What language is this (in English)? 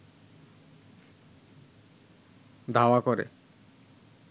Bangla